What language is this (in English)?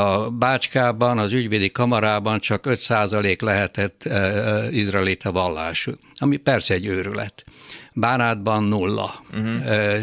Hungarian